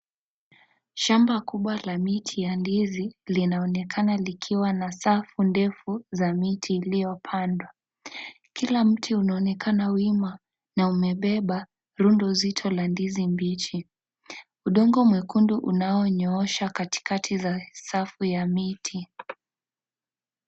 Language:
Swahili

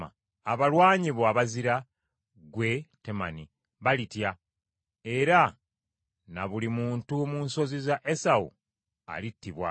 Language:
Ganda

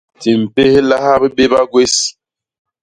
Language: Basaa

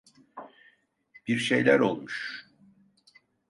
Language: Turkish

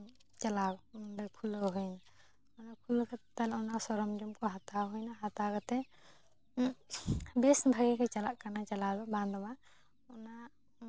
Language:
Santali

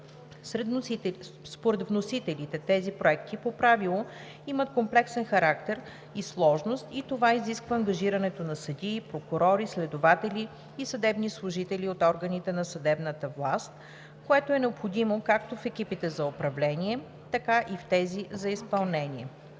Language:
Bulgarian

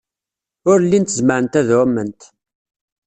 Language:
Kabyle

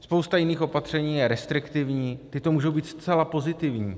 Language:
Czech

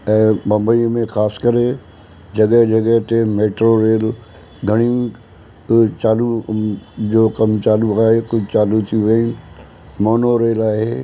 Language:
Sindhi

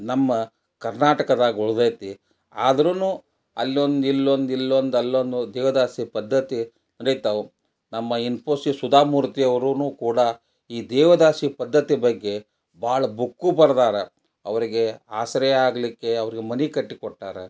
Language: Kannada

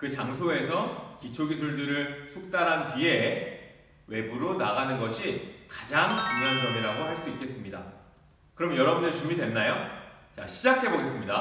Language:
Korean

